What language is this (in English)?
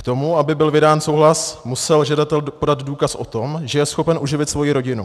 Czech